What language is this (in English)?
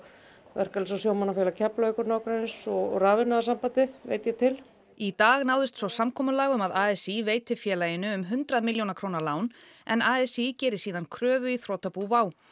Icelandic